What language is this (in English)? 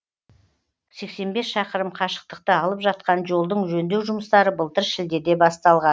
Kazakh